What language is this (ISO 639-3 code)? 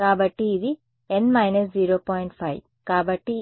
tel